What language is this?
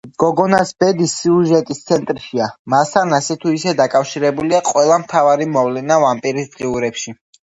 Georgian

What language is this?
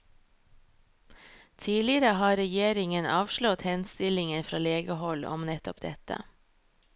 Norwegian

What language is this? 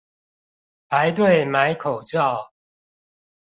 Chinese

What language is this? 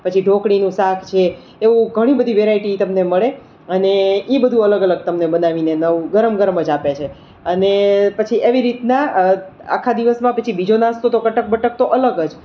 Gujarati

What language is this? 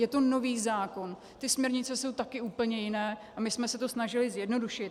Czech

